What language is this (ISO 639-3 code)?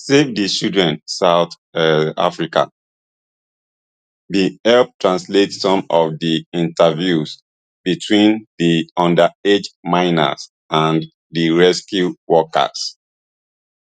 pcm